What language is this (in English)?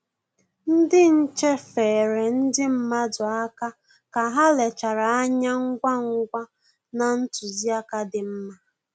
Igbo